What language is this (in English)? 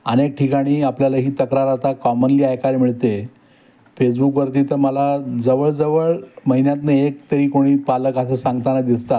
Marathi